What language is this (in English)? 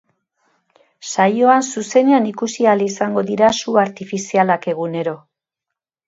Basque